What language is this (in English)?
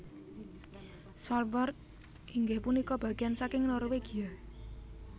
Javanese